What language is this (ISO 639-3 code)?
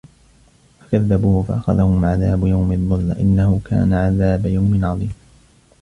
ara